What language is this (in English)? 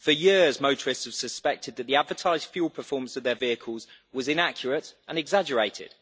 English